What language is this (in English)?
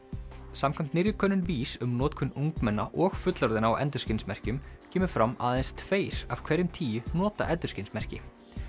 Icelandic